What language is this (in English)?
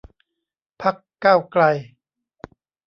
Thai